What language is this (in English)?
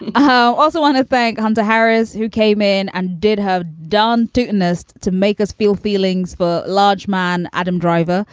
English